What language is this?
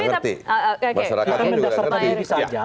Indonesian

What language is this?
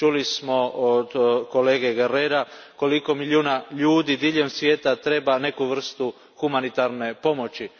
Croatian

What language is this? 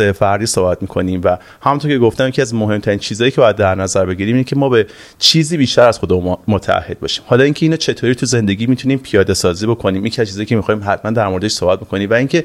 Persian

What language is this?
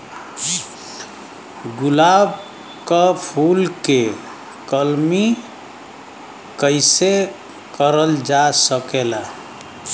Bhojpuri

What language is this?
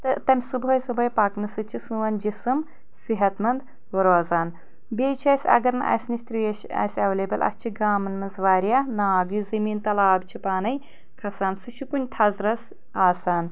Kashmiri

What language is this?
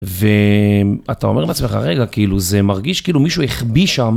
Hebrew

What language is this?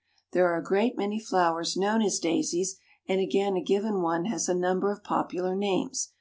English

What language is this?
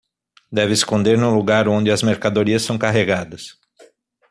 Portuguese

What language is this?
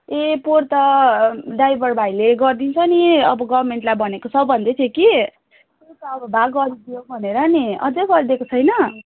Nepali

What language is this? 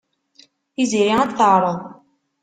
Kabyle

